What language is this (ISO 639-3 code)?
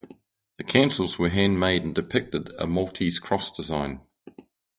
eng